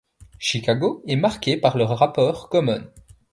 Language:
French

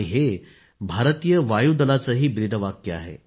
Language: Marathi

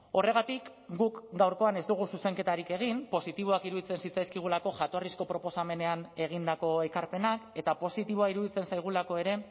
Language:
Basque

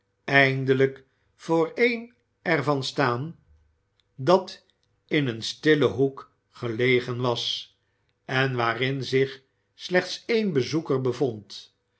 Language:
Dutch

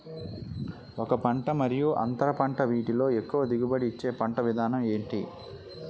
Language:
Telugu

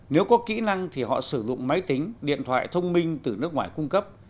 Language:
Vietnamese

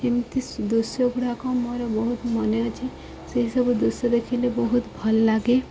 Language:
Odia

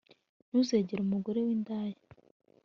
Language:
Kinyarwanda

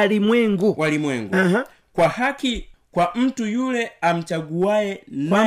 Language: Swahili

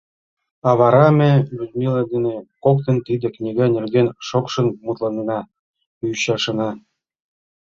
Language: Mari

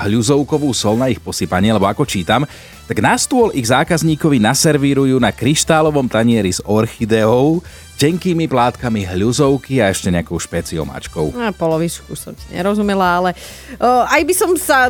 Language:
Slovak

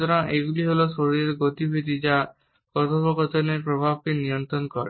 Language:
Bangla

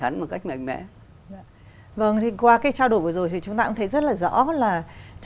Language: Vietnamese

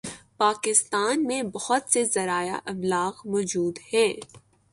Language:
Urdu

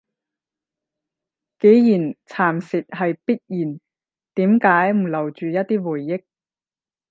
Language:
Cantonese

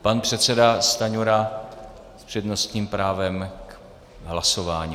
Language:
Czech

